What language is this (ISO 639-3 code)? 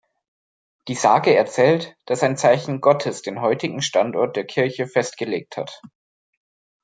deu